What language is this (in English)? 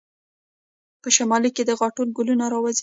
Pashto